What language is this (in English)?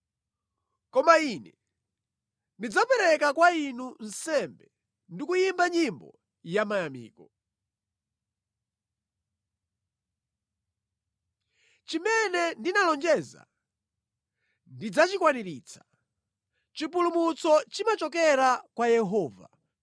Nyanja